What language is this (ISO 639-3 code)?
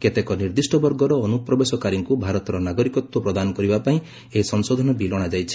ori